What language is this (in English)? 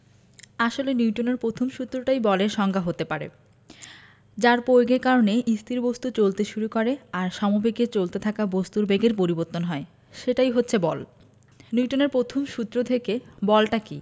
Bangla